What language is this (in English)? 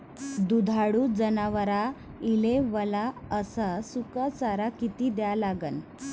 Marathi